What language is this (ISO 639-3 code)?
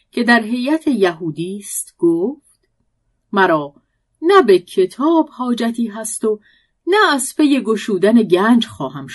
fas